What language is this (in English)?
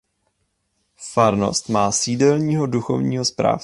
Czech